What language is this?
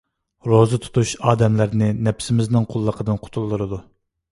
Uyghur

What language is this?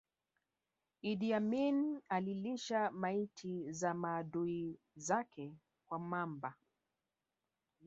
Swahili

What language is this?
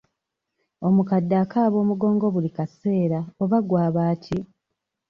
Ganda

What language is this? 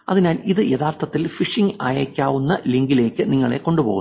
Malayalam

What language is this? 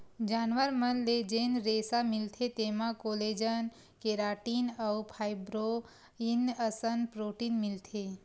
Chhattisgarhi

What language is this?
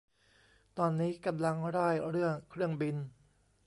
Thai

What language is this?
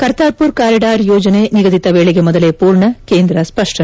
Kannada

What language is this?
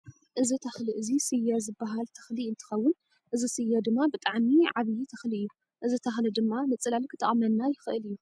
Tigrinya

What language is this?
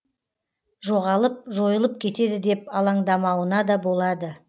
Kazakh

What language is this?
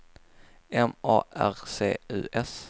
Swedish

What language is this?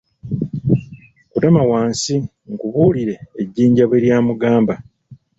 Ganda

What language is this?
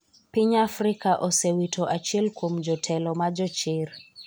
Luo (Kenya and Tanzania)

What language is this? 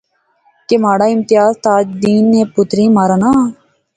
Pahari-Potwari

